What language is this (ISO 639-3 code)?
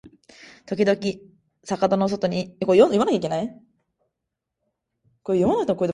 jpn